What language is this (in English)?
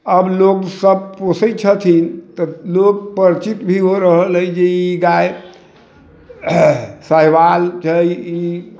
Maithili